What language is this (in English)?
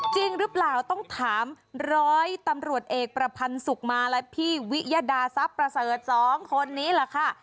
Thai